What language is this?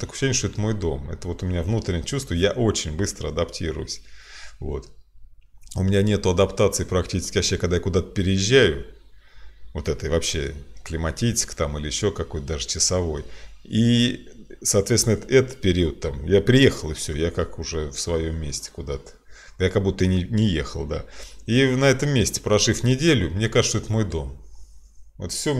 Russian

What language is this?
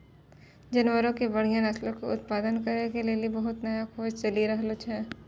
Maithili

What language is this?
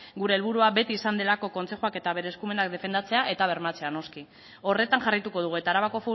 Basque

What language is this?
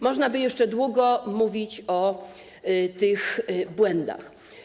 Polish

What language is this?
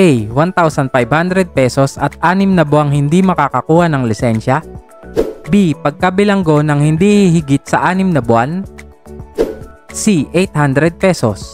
Filipino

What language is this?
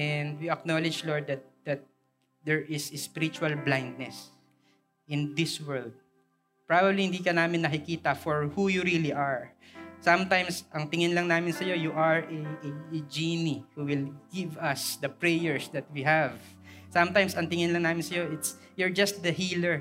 Filipino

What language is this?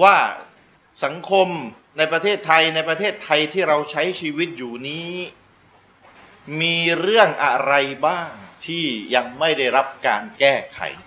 Thai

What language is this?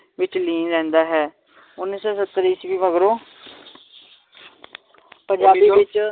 Punjabi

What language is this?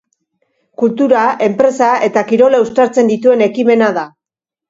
Basque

